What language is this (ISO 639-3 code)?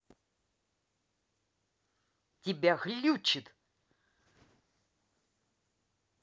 rus